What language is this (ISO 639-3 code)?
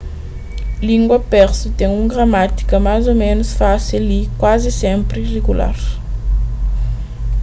kea